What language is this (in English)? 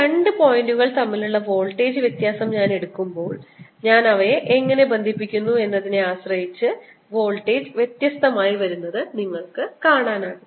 Malayalam